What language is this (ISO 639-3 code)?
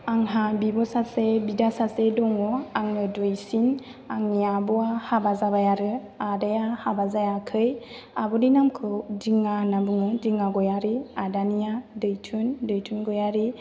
brx